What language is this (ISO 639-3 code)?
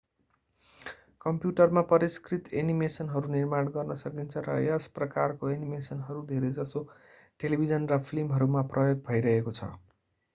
nep